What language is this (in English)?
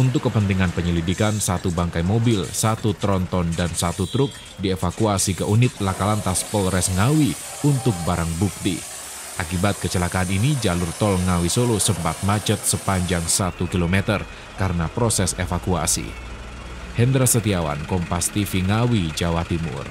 Indonesian